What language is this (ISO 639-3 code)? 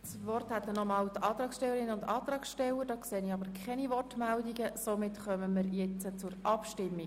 gsw